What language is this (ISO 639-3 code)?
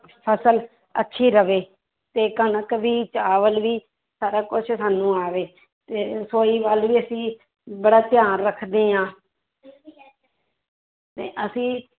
pan